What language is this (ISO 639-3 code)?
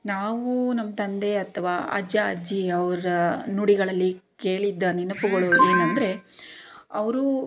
kan